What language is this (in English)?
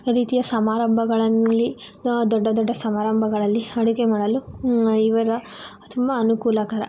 Kannada